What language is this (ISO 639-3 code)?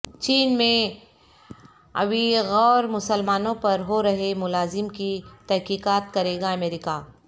urd